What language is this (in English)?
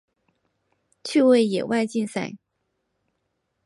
Chinese